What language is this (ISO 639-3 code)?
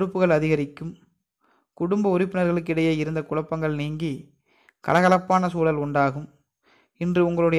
tam